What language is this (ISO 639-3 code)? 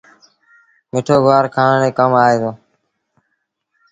sbn